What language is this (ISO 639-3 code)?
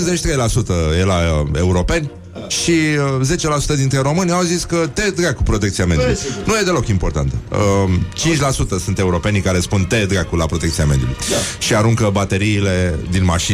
ron